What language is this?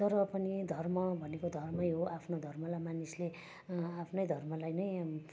Nepali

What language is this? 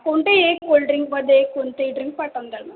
Marathi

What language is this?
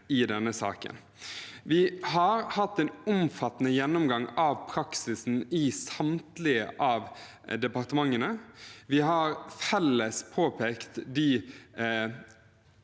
Norwegian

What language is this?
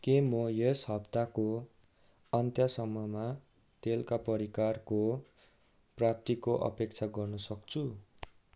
Nepali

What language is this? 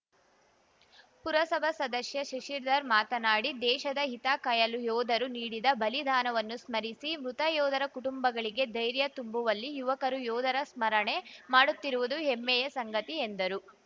Kannada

